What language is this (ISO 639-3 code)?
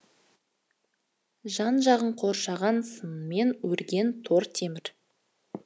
kaz